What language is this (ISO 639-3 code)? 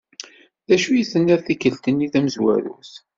kab